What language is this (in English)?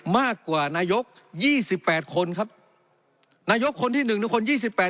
Thai